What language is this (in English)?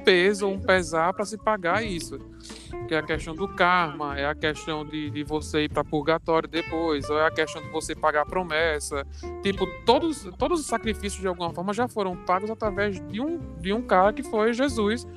Portuguese